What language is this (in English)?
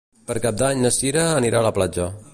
Catalan